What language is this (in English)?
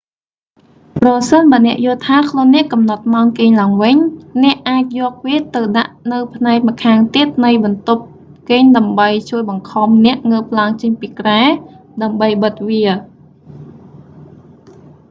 Khmer